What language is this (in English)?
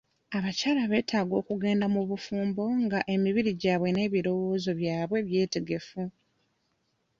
Ganda